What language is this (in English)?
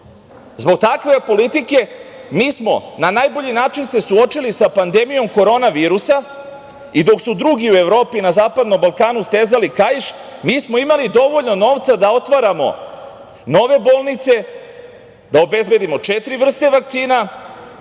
Serbian